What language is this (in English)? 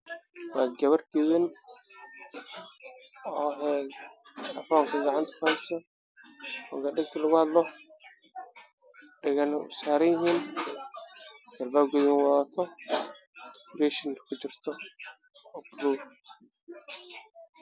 Somali